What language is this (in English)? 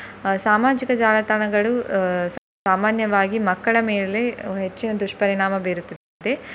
Kannada